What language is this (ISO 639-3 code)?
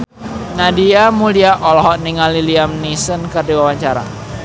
sun